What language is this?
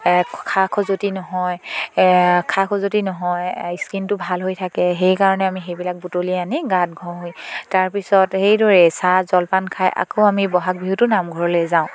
Assamese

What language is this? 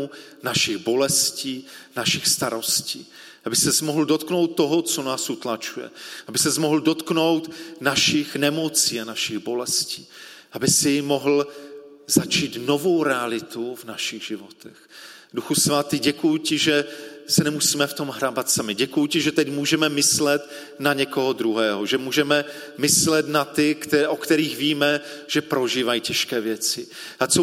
Czech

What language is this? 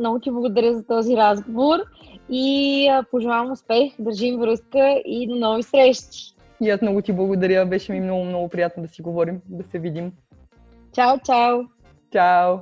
Bulgarian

